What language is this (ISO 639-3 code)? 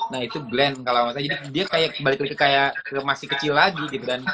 ind